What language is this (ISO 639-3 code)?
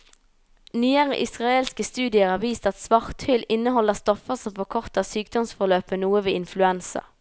nor